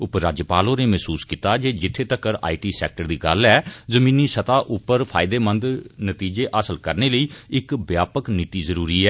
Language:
Dogri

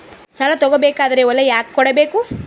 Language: Kannada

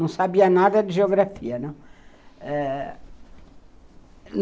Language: Portuguese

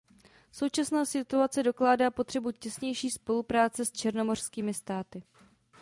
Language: Czech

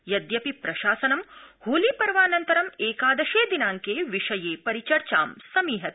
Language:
Sanskrit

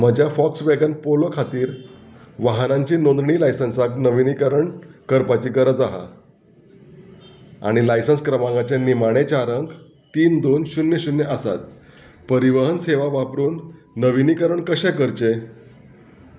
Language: Konkani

